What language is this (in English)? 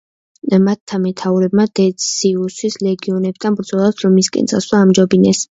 Georgian